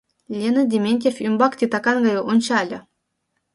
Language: Mari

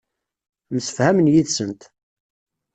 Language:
Kabyle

